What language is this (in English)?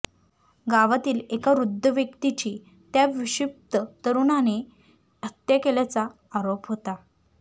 Marathi